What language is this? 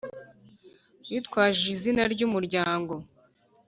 Kinyarwanda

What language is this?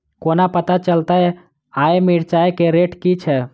Maithili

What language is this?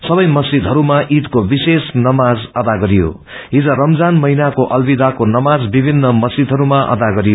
Nepali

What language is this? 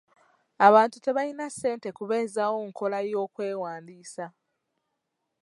Ganda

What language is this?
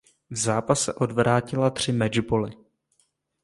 Czech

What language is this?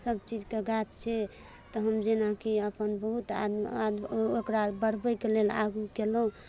Maithili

